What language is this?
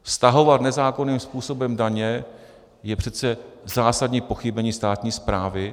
Czech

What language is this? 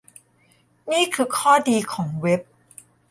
Thai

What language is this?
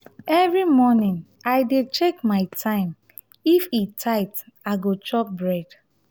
Nigerian Pidgin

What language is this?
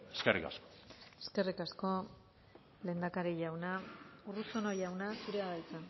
Basque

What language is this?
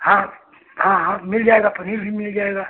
Hindi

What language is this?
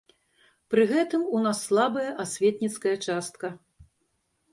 Belarusian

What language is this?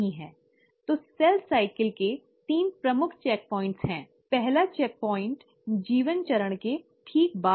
Hindi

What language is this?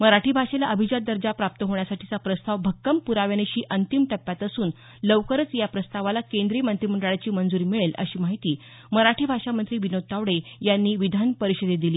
Marathi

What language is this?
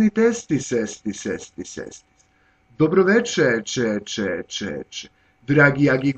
Russian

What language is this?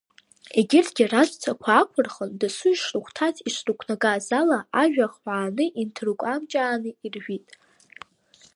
Abkhazian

